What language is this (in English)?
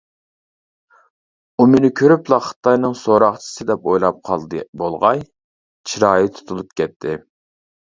Uyghur